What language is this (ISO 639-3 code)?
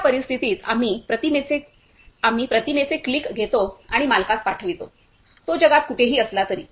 mar